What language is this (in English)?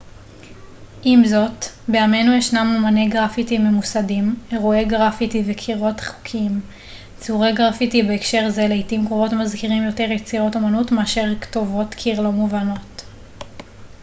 Hebrew